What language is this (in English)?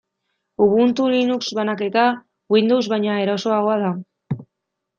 Basque